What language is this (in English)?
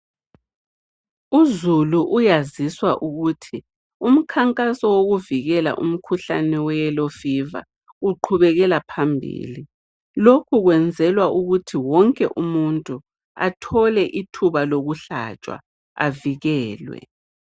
North Ndebele